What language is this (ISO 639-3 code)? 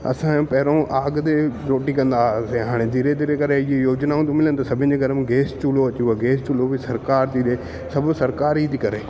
snd